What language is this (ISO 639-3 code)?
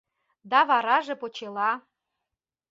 chm